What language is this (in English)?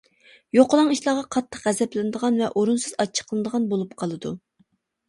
Uyghur